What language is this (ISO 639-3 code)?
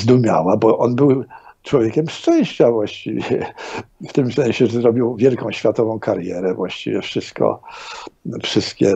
pol